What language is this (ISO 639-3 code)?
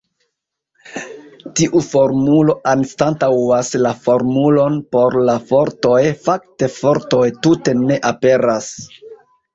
epo